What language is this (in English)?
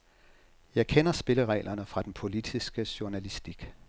Danish